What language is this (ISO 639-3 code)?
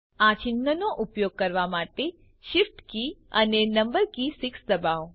guj